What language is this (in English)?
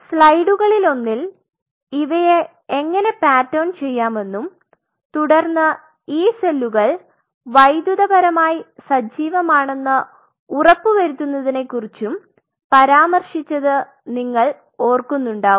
Malayalam